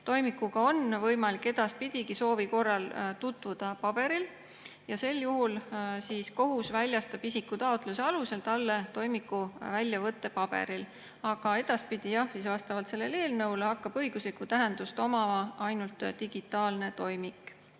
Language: Estonian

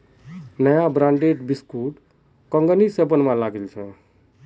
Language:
Magahi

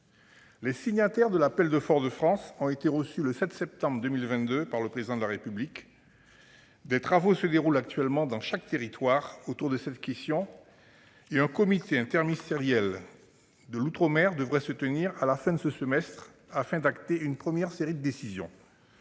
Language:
French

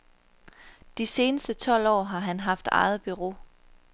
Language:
Danish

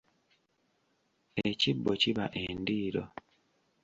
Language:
Ganda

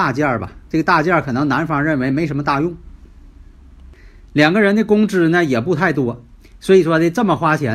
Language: Chinese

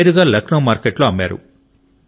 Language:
Telugu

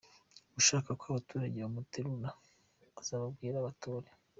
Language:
Kinyarwanda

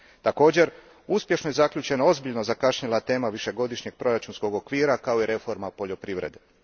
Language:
Croatian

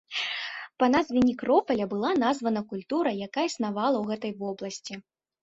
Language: Belarusian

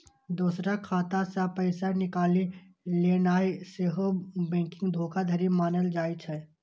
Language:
Maithili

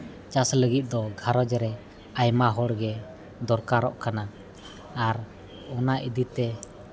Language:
Santali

